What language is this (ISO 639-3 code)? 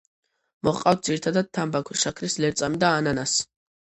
kat